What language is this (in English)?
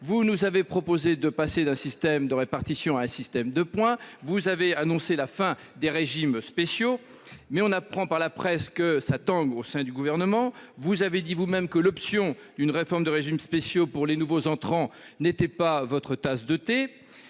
French